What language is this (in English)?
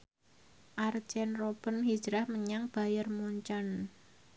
Javanese